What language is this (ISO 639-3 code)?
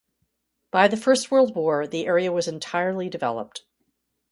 eng